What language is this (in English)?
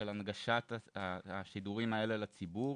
Hebrew